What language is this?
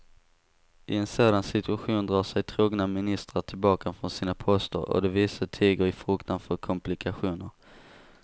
Swedish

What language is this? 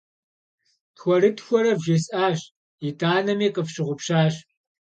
Kabardian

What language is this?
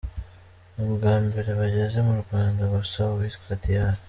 Kinyarwanda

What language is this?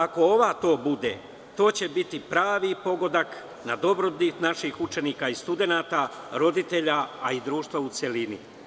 Serbian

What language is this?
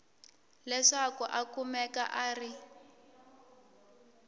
Tsonga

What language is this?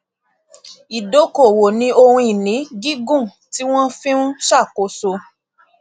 Yoruba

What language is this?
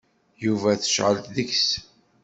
Kabyle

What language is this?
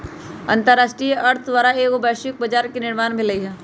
Magahi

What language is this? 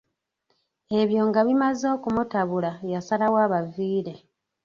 Ganda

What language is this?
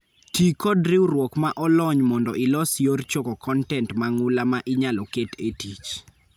Luo (Kenya and Tanzania)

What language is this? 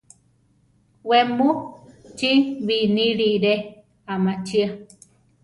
Central Tarahumara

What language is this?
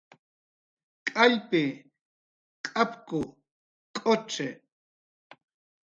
Jaqaru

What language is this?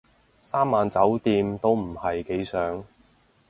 Cantonese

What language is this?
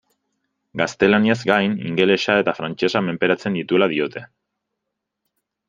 Basque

